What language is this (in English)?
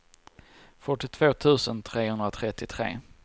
Swedish